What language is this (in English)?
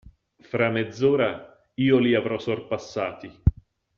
Italian